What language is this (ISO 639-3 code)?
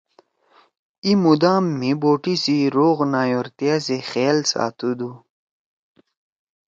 trw